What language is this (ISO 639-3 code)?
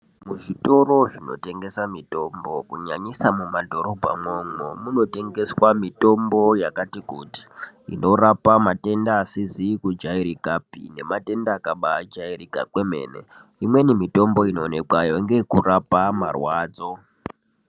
ndc